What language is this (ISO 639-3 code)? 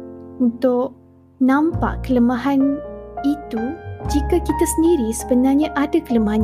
msa